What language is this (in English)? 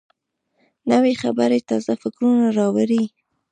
Pashto